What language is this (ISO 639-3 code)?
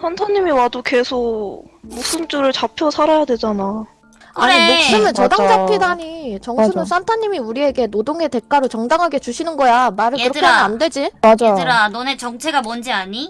kor